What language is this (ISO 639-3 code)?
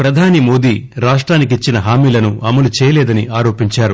tel